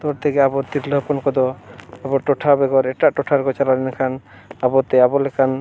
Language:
Santali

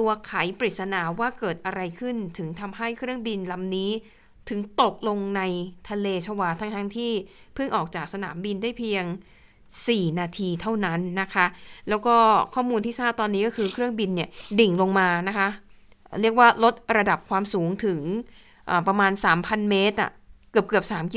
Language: Thai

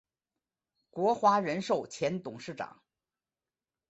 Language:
Chinese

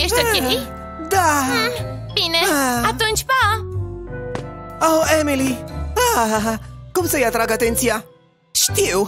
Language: Romanian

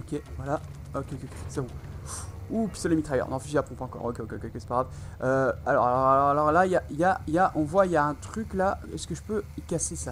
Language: French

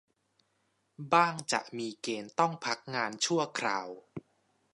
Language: Thai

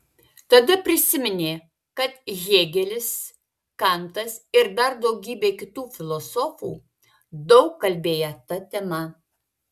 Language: Lithuanian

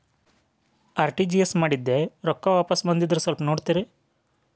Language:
Kannada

